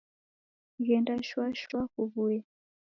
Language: Taita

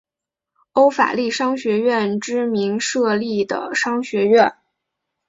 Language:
Chinese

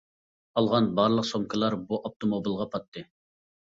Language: Uyghur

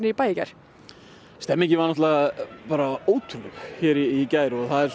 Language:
Icelandic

